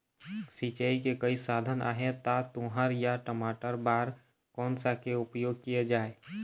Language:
Chhattisgarhi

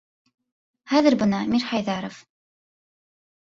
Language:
Bashkir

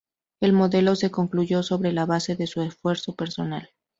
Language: Spanish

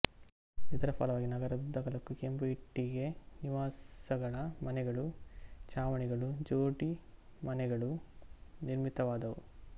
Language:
Kannada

